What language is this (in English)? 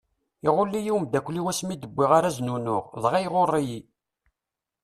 Kabyle